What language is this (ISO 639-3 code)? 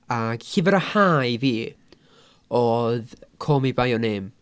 cym